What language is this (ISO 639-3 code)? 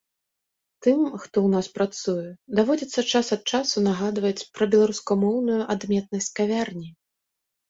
bel